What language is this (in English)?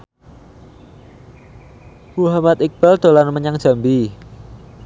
Javanese